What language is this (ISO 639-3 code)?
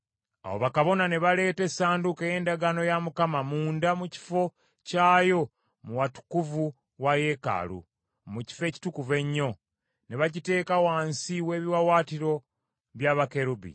lug